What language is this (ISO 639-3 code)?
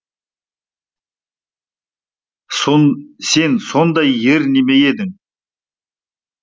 kaz